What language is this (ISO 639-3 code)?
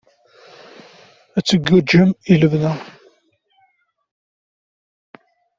kab